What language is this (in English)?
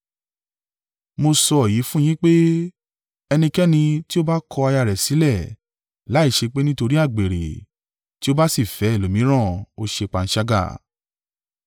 Yoruba